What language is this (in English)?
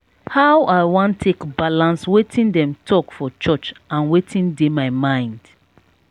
Nigerian Pidgin